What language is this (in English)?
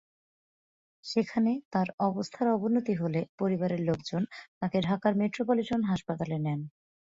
Bangla